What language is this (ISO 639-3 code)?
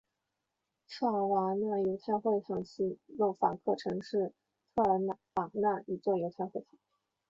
zho